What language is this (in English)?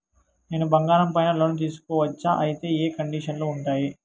Telugu